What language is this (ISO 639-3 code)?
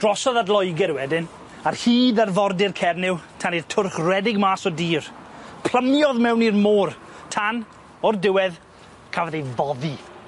cym